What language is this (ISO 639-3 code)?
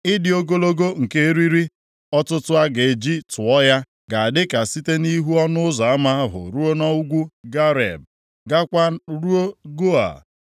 ibo